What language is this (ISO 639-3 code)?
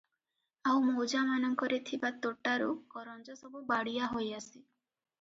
ori